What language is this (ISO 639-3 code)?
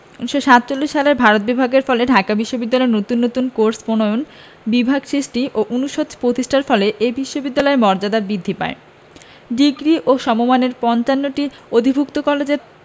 ben